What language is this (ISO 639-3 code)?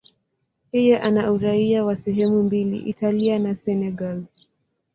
swa